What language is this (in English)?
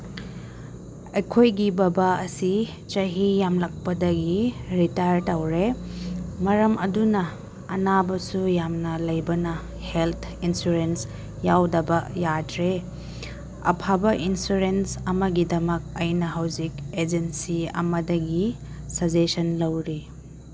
Manipuri